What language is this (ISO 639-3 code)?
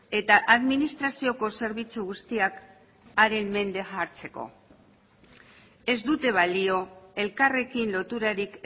eus